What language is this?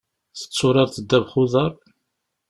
Kabyle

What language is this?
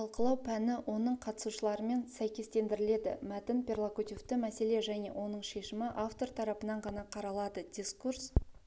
Kazakh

